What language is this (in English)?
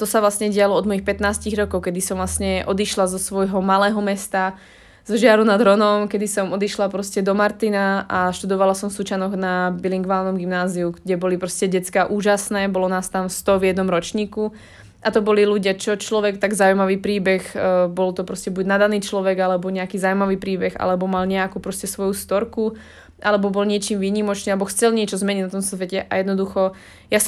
Slovak